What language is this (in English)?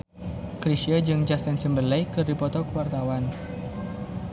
Sundanese